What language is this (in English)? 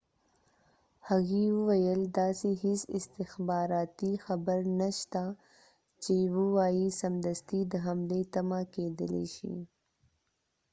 Pashto